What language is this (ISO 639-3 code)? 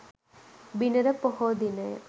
sin